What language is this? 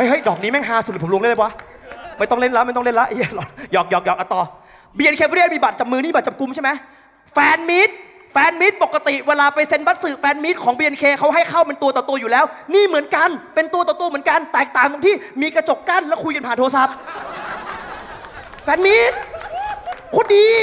Thai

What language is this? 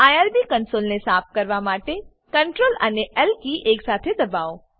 Gujarati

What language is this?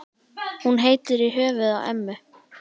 Icelandic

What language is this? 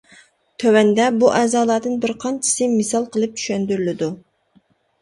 Uyghur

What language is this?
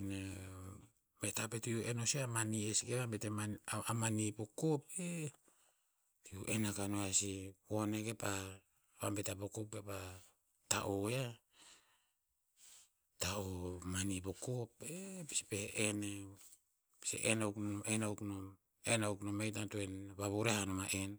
Tinputz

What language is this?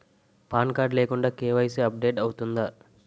Telugu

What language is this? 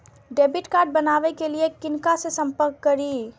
Maithili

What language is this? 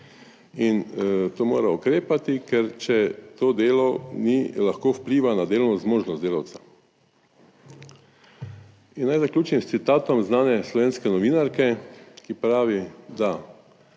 Slovenian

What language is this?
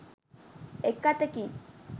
Sinhala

